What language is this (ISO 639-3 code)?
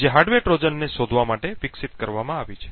guj